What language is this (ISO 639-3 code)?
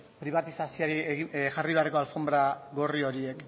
eus